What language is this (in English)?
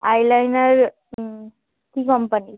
Bangla